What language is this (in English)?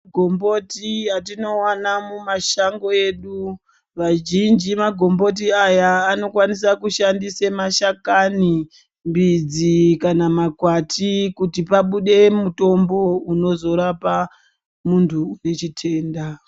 Ndau